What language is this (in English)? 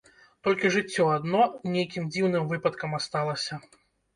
Belarusian